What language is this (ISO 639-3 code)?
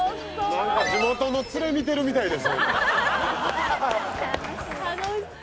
jpn